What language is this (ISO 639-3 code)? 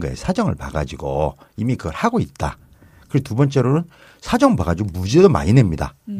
kor